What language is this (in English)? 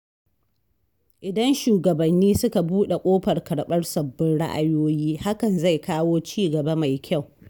Hausa